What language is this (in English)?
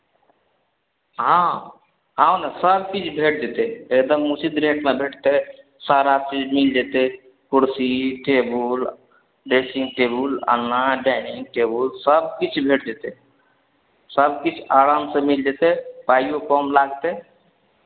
Maithili